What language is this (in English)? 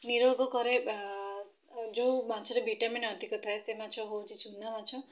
Odia